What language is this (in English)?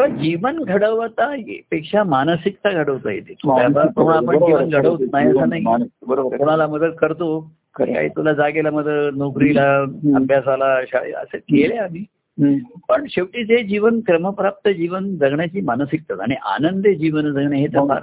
Marathi